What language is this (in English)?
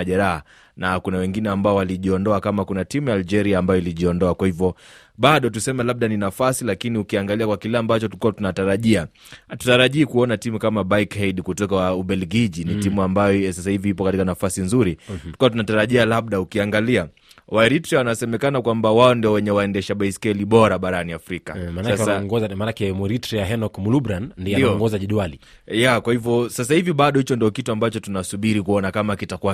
Swahili